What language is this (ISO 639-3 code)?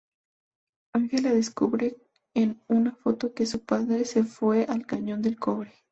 spa